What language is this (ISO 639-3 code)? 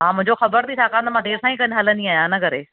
snd